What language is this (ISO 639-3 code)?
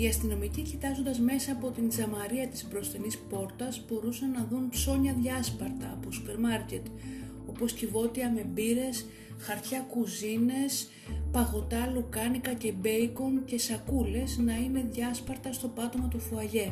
ell